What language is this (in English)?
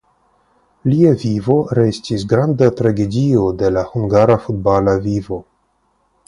Esperanto